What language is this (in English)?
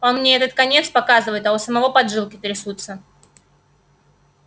Russian